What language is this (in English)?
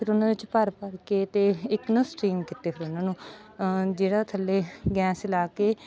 Punjabi